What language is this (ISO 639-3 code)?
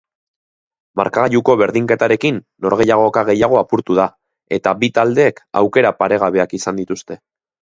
eus